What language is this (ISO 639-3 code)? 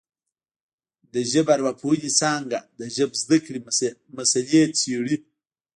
pus